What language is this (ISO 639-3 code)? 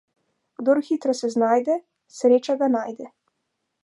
slv